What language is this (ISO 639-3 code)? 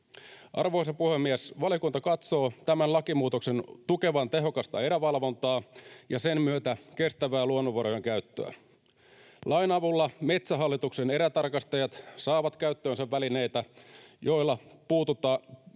fin